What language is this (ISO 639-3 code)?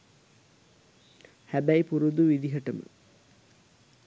sin